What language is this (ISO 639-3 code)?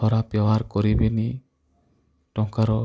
ori